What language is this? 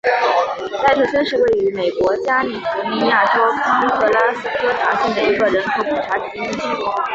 Chinese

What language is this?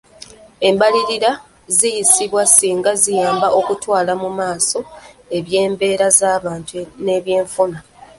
Ganda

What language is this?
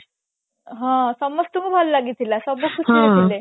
Odia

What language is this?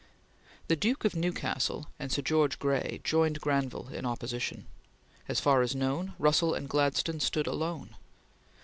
English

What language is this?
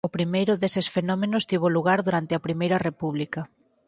Galician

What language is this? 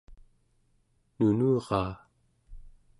Central Yupik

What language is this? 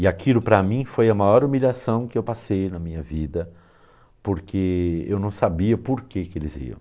Portuguese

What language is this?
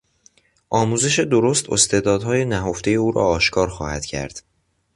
Persian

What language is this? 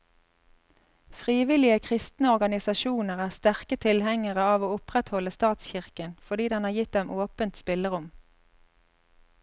Norwegian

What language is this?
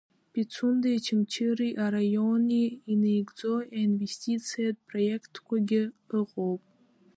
Abkhazian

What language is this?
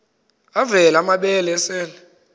Xhosa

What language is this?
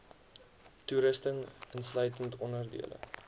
Afrikaans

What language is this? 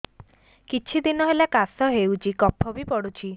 Odia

